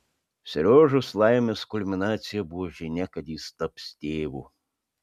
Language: Lithuanian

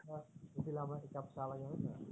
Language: Assamese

